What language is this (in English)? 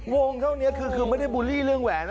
Thai